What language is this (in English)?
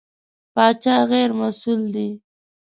Pashto